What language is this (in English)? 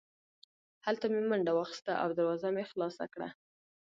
Pashto